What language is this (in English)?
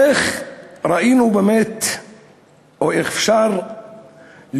Hebrew